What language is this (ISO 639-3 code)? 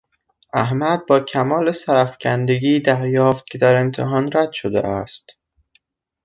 fas